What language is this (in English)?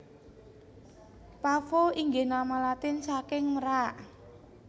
Javanese